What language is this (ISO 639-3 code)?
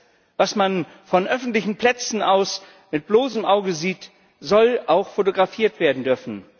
deu